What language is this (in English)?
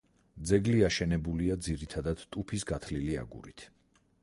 Georgian